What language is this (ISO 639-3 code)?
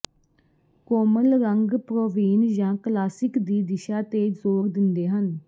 pan